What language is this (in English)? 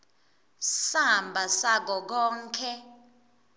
Swati